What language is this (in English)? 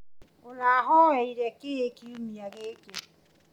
Kikuyu